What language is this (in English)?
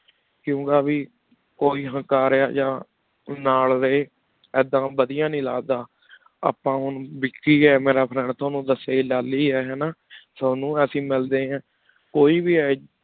Punjabi